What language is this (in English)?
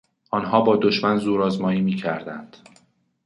Persian